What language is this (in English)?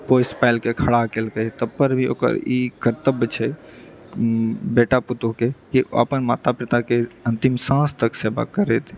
Maithili